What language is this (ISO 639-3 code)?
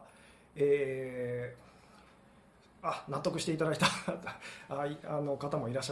jpn